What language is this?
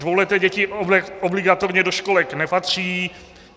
Czech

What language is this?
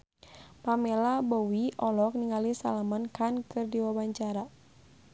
Sundanese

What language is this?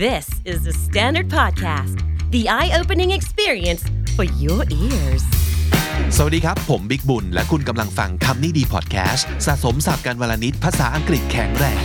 Thai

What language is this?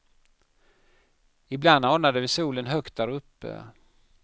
Swedish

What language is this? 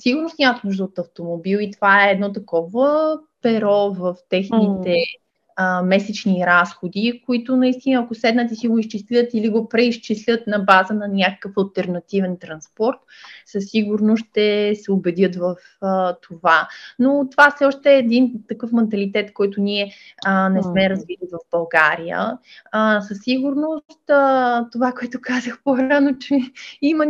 Bulgarian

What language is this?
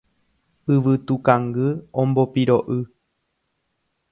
Guarani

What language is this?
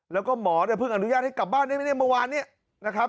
Thai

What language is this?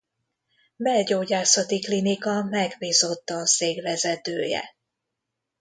Hungarian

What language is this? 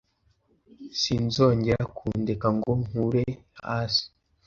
Kinyarwanda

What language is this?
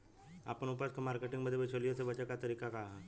Bhojpuri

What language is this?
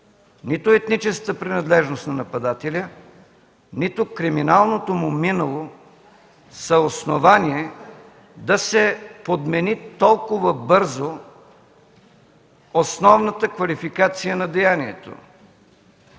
Bulgarian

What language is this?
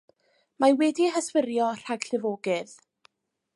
Welsh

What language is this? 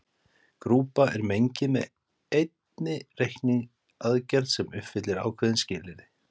Icelandic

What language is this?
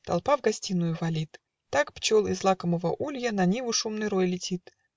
Russian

